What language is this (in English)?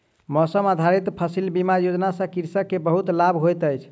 Maithili